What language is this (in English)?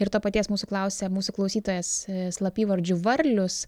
Lithuanian